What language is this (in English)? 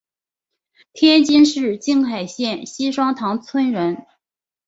Chinese